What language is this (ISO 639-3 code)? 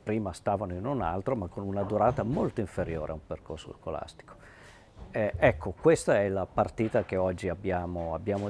ita